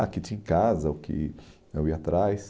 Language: Portuguese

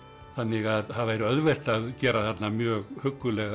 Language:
Icelandic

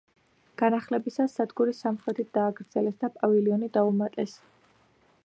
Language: Georgian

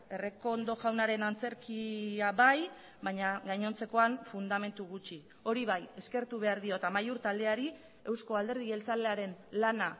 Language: Basque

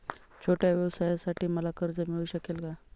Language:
Marathi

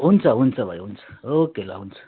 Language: Nepali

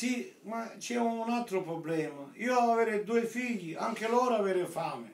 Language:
Italian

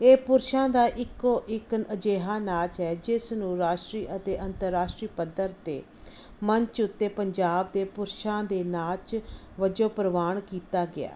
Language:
Punjabi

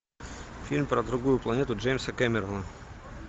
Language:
Russian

